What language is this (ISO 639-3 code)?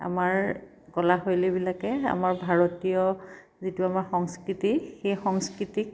asm